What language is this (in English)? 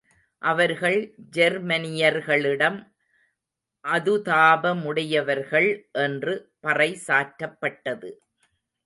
Tamil